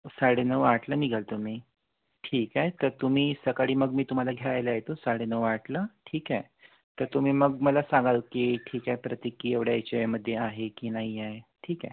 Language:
Marathi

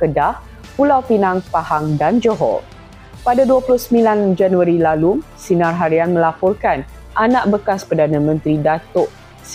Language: Malay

